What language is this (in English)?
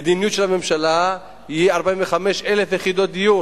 Hebrew